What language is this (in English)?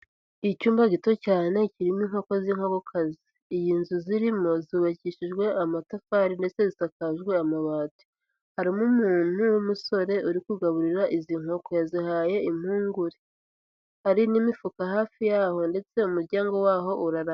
Kinyarwanda